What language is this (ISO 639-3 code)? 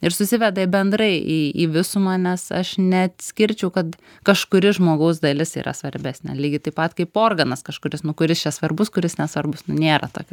lit